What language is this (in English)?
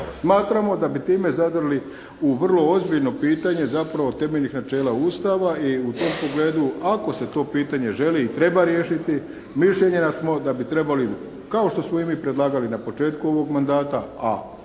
Croatian